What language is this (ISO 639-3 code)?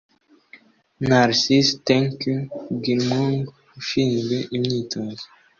kin